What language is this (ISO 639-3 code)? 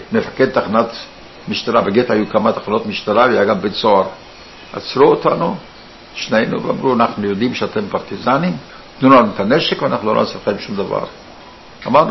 heb